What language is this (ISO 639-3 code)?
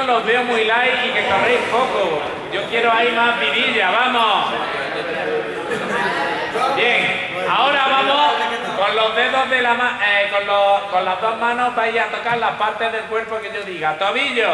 spa